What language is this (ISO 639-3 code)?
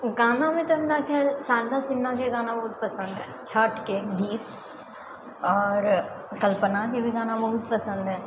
mai